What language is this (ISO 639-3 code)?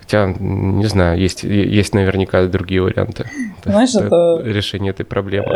rus